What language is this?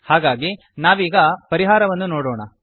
Kannada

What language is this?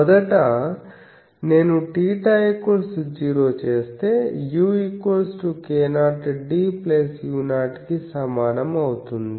Telugu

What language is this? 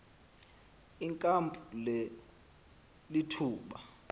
Xhosa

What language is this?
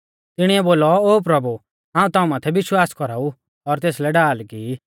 Mahasu Pahari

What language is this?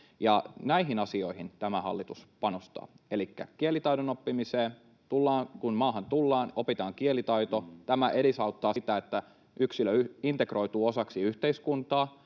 Finnish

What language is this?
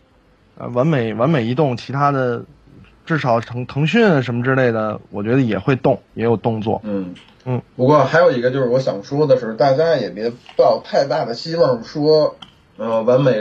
Chinese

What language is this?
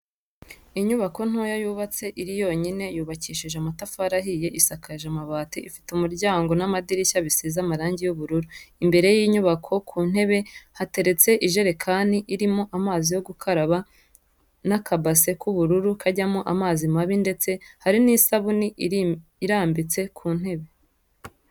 Kinyarwanda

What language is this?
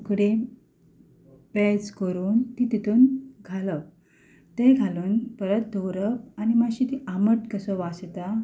Konkani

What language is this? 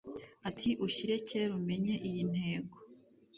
Kinyarwanda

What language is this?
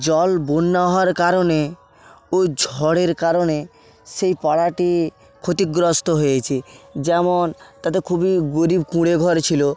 Bangla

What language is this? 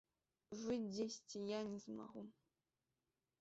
Belarusian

